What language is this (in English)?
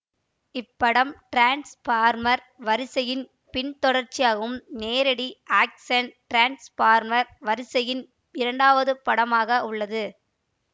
Tamil